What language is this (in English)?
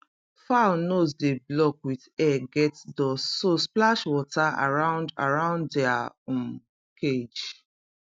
Nigerian Pidgin